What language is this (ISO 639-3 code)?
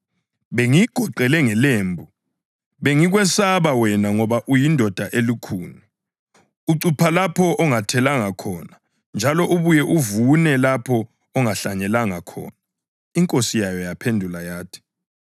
nde